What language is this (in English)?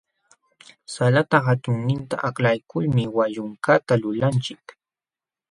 Jauja Wanca Quechua